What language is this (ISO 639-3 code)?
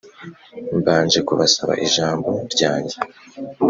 kin